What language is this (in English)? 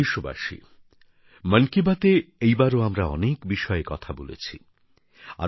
Bangla